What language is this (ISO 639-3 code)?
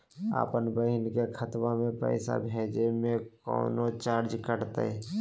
mag